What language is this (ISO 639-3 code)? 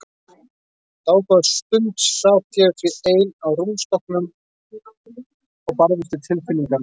isl